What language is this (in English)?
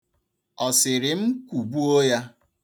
Igbo